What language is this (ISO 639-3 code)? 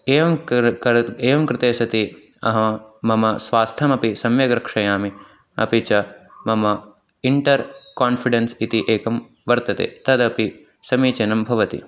san